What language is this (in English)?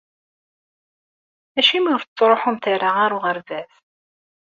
Kabyle